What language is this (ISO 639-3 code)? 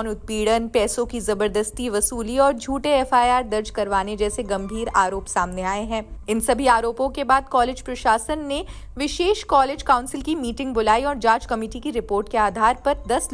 hin